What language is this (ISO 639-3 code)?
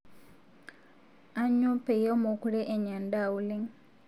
mas